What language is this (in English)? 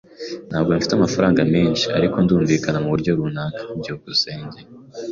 Kinyarwanda